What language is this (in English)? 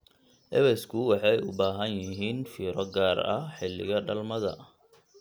Somali